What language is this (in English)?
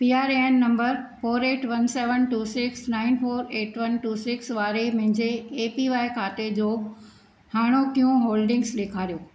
Sindhi